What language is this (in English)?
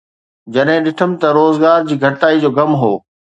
Sindhi